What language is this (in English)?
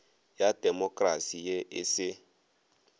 Northern Sotho